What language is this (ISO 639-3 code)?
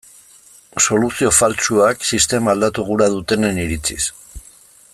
eus